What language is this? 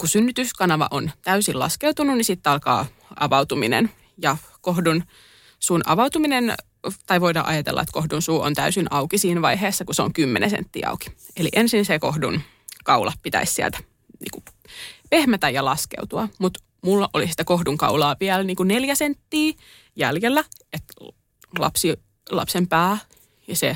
Finnish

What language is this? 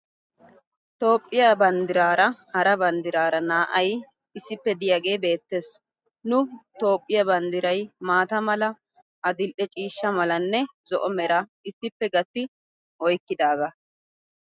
Wolaytta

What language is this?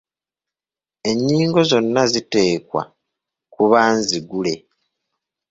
Ganda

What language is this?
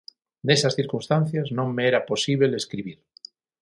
Galician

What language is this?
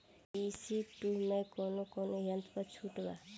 Bhojpuri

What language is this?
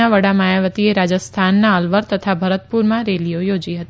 Gujarati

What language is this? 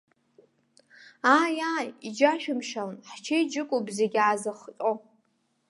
Abkhazian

